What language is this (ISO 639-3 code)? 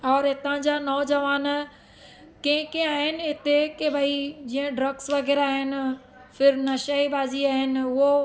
snd